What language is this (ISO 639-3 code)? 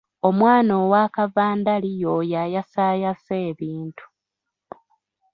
lug